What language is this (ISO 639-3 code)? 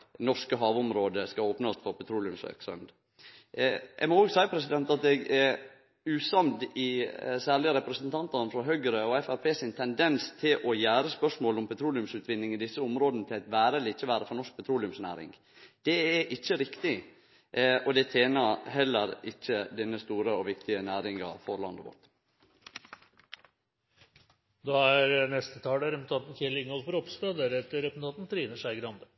nor